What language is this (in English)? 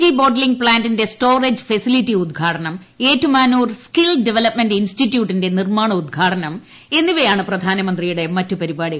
Malayalam